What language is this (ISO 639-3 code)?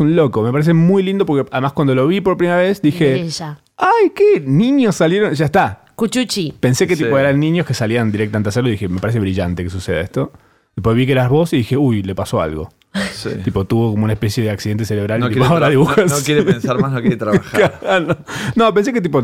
spa